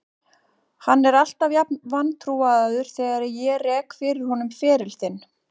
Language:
Icelandic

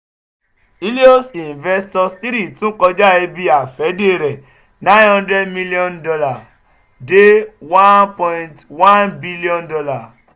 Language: Yoruba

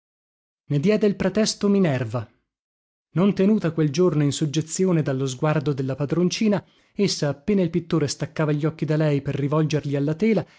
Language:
Italian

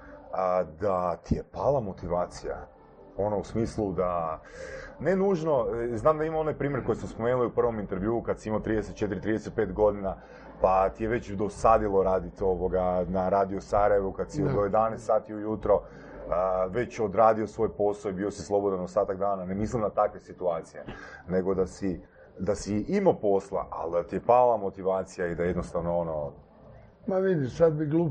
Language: Croatian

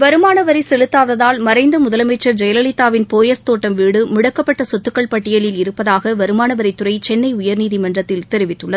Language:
Tamil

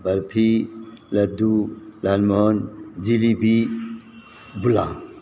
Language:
Manipuri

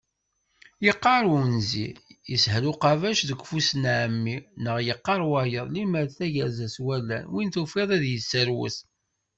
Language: Kabyle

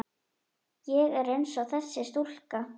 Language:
Icelandic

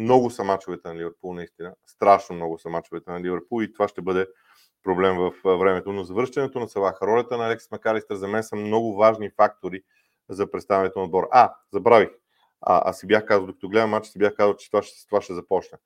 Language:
Bulgarian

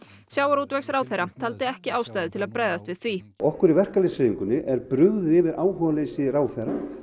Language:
Icelandic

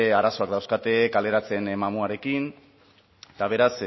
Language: Basque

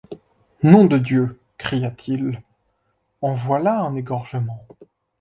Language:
French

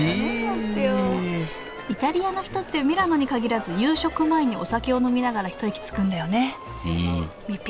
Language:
Japanese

